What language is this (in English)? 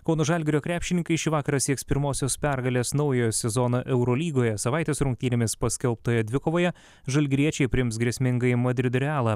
Lithuanian